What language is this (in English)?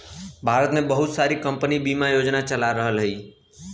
Bhojpuri